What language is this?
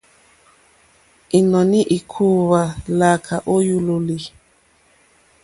Mokpwe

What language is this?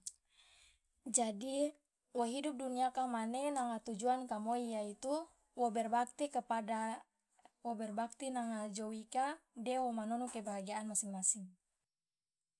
Loloda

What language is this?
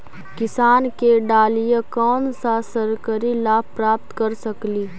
Magahi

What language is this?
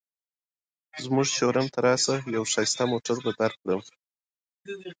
Pashto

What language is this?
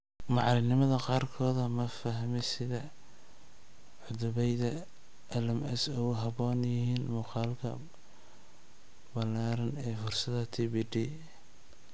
Somali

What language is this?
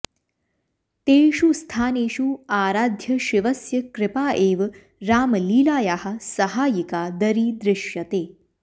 Sanskrit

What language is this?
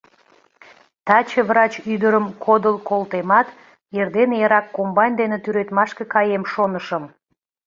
Mari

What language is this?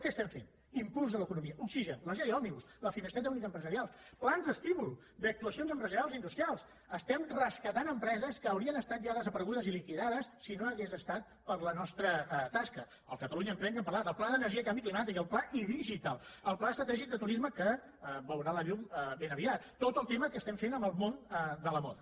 Catalan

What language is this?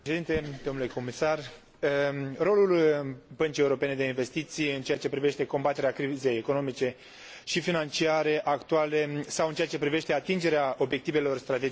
Romanian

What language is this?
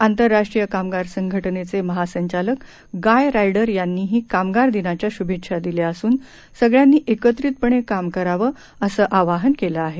Marathi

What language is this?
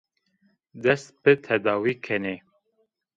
Zaza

